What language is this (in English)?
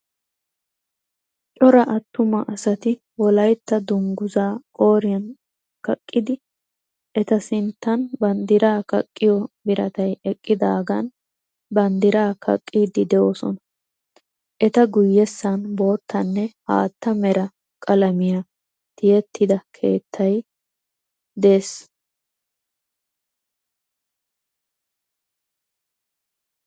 Wolaytta